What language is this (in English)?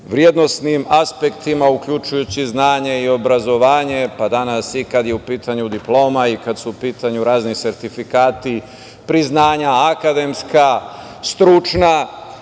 Serbian